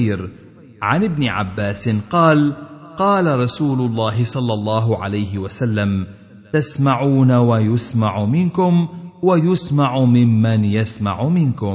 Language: Arabic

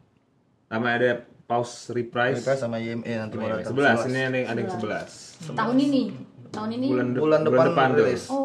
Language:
Indonesian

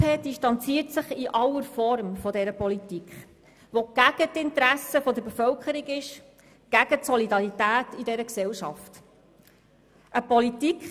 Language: Swiss German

